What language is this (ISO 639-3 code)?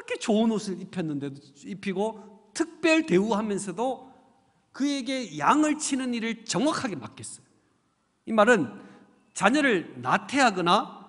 kor